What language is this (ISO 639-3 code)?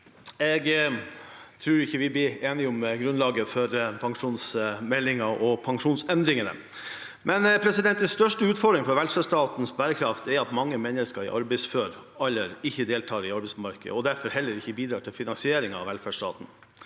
nor